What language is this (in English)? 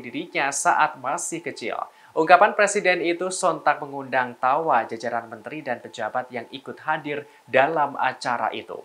Indonesian